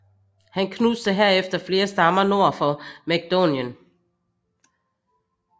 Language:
Danish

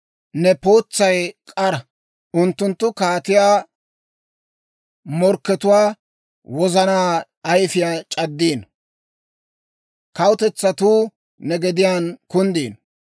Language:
Dawro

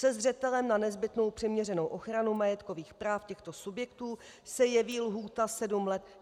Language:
Czech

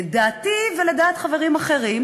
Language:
Hebrew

